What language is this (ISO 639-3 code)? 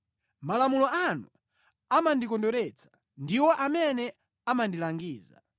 nya